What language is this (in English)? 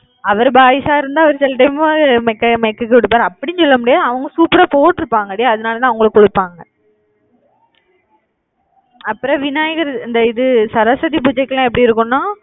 Tamil